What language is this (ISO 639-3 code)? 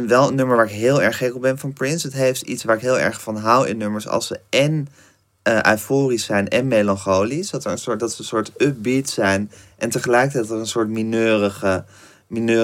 nld